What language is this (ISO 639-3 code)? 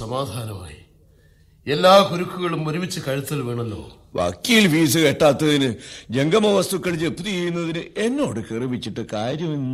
mal